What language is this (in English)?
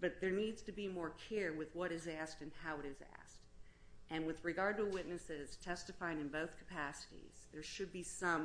English